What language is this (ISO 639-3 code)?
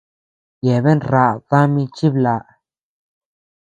cux